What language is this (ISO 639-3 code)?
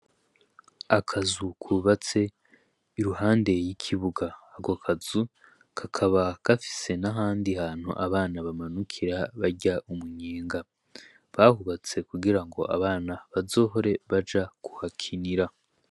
run